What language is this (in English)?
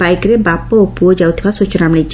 Odia